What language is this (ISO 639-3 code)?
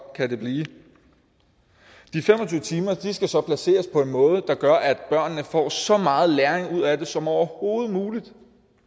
dan